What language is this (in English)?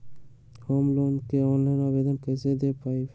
Magahi